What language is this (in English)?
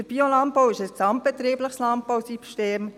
Swiss German